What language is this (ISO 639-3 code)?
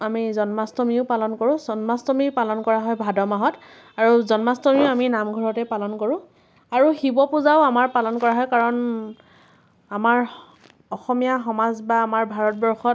asm